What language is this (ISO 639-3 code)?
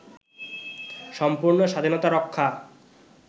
ben